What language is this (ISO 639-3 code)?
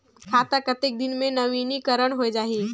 hne